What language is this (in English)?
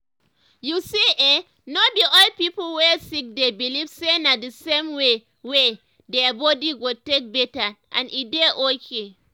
Nigerian Pidgin